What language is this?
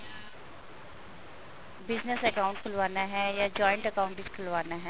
Punjabi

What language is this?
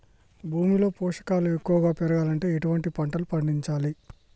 Telugu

